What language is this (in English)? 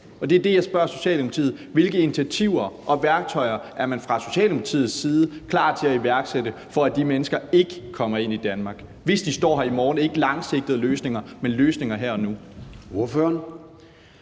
Danish